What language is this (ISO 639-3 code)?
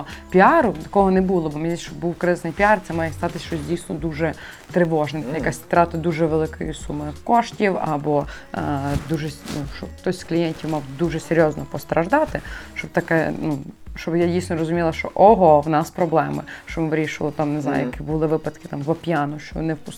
ukr